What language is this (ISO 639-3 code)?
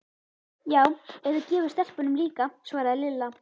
isl